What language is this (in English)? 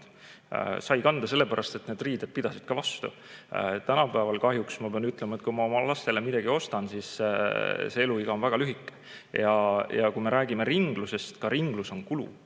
Estonian